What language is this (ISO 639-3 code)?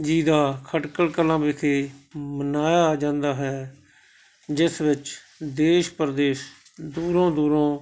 pan